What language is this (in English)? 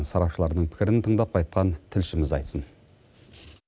Kazakh